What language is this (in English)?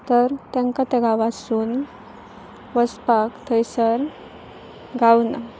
Konkani